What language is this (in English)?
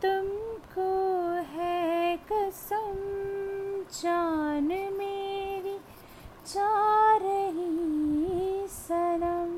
Hindi